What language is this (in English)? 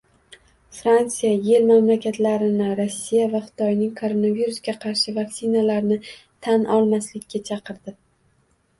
Uzbek